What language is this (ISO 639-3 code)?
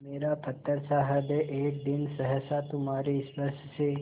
hin